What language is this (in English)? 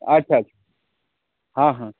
Maithili